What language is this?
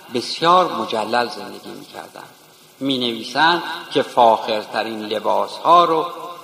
Persian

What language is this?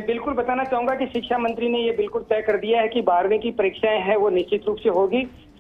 Hindi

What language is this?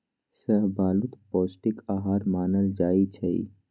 Magahi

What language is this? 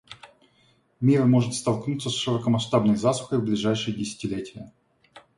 Russian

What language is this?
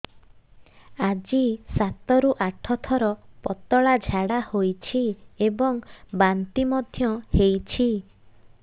Odia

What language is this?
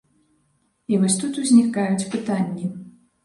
Belarusian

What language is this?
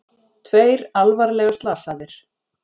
Icelandic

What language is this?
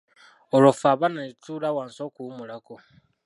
Ganda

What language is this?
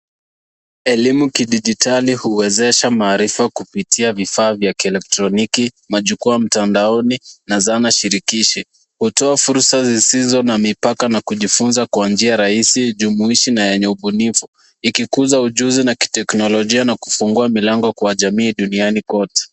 Swahili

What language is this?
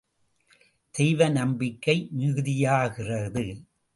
Tamil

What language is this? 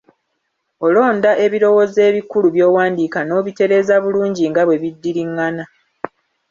Ganda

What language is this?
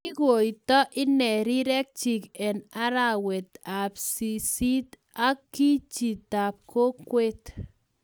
Kalenjin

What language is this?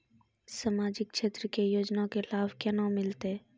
Maithili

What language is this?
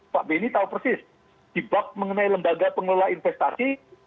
Indonesian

